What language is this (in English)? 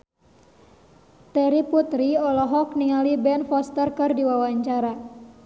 Sundanese